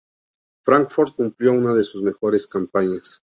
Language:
Spanish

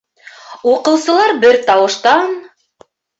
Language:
Bashkir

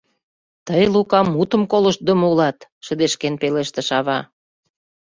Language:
Mari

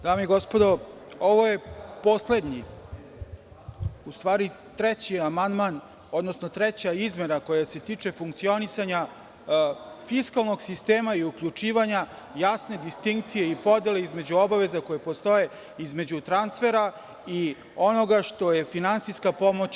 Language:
Serbian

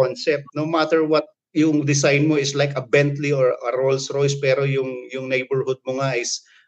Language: Filipino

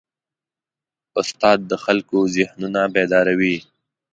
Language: Pashto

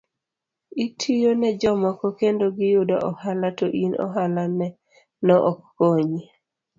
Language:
Luo (Kenya and Tanzania)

